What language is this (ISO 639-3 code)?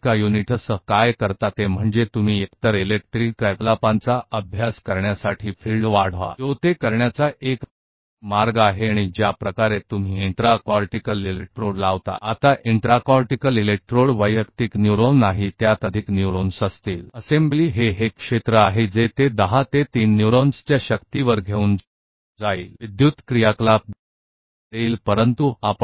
hin